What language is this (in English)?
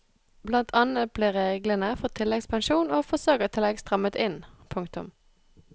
Norwegian